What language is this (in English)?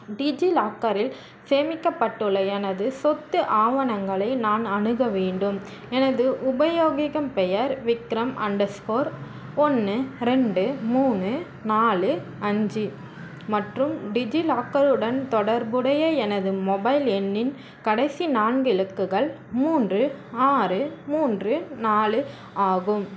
Tamil